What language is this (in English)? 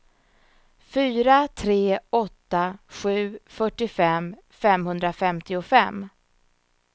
Swedish